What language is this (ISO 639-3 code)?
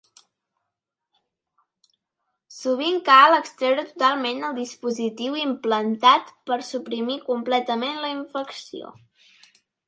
cat